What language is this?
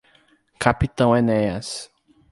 Portuguese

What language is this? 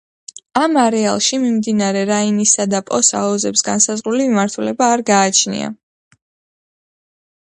Georgian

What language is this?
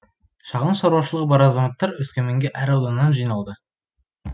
Kazakh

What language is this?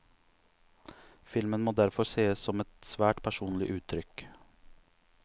Norwegian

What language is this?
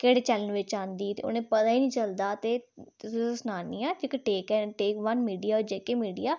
Dogri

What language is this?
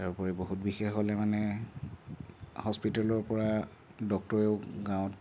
Assamese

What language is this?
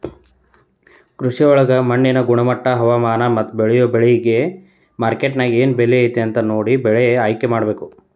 Kannada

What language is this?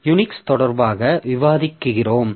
Tamil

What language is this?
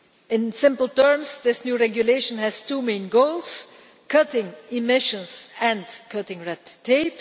English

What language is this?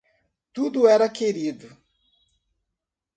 Portuguese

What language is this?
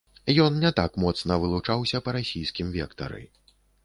Belarusian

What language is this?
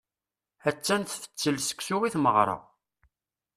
Kabyle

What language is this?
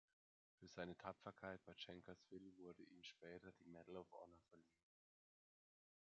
German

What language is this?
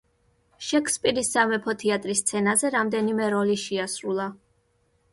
Georgian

